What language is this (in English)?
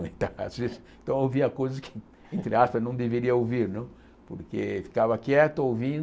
Portuguese